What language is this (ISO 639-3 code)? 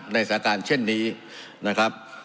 tha